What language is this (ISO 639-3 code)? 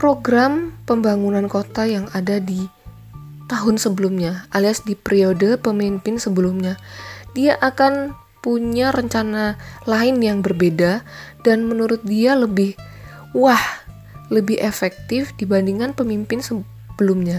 ind